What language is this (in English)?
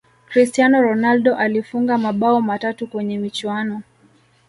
Swahili